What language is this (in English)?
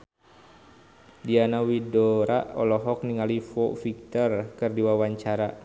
Sundanese